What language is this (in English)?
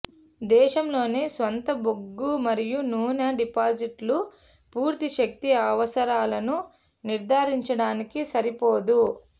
Telugu